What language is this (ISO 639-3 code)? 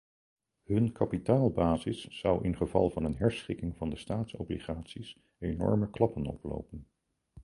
nld